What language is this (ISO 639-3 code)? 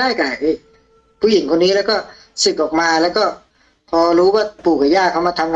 tha